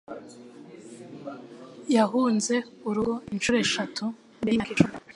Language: Kinyarwanda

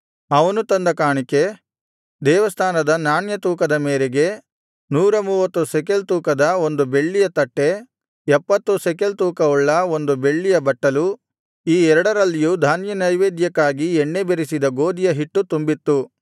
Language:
Kannada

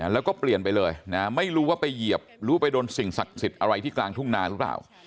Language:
Thai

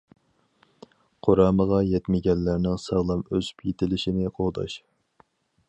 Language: Uyghur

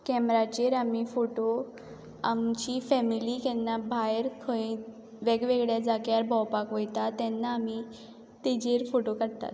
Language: Konkani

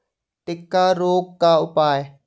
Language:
Hindi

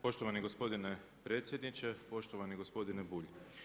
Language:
Croatian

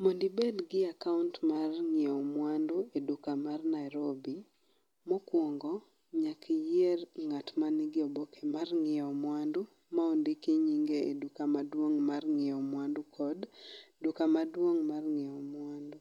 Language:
Luo (Kenya and Tanzania)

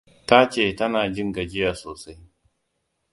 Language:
Hausa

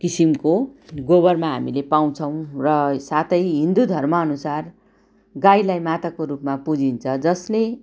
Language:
Nepali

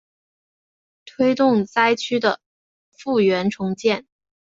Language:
Chinese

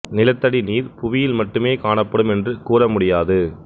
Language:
Tamil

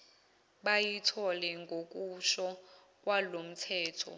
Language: Zulu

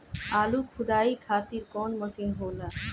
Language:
Bhojpuri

